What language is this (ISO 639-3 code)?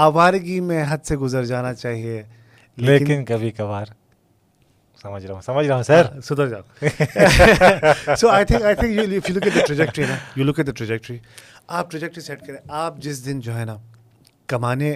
urd